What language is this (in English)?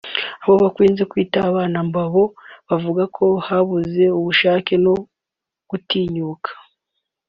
Kinyarwanda